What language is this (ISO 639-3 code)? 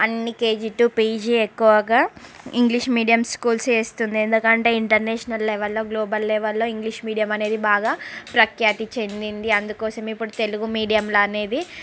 tel